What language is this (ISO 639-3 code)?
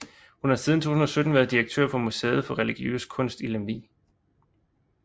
dan